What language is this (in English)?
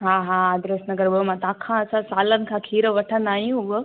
Sindhi